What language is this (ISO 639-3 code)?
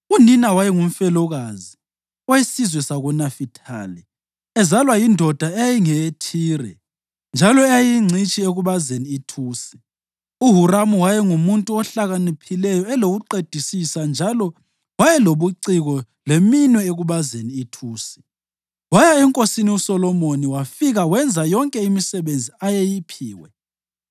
nde